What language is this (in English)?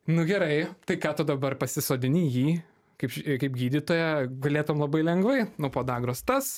Lithuanian